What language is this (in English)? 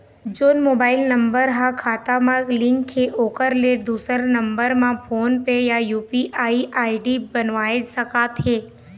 Chhattisgarhi